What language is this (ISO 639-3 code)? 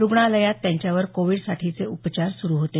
mar